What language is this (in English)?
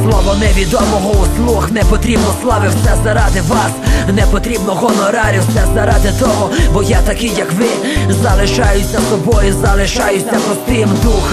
Romanian